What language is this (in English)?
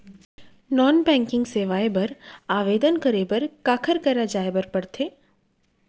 Chhattisgarhi